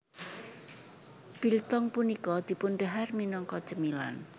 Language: Javanese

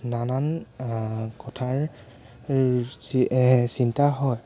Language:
Assamese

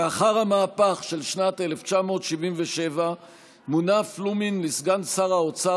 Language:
Hebrew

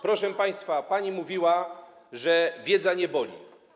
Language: Polish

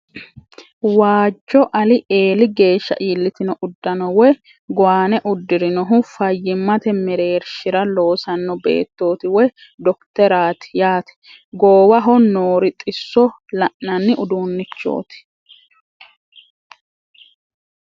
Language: Sidamo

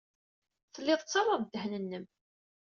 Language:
Kabyle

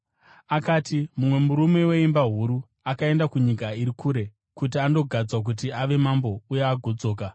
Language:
Shona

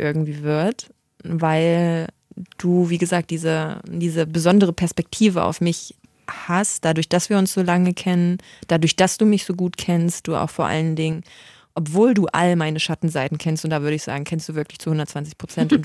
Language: German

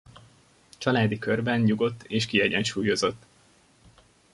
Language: Hungarian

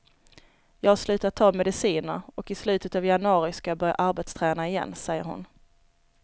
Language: Swedish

